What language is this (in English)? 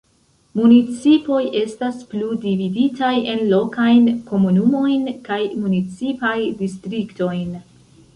Esperanto